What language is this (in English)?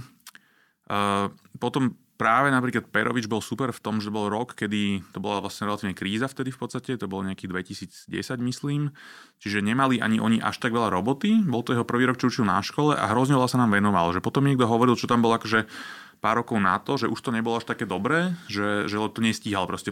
Slovak